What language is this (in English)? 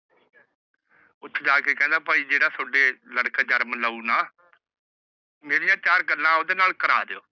Punjabi